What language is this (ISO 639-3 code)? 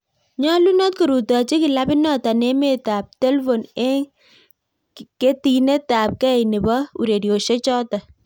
kln